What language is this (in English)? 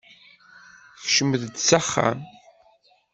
Kabyle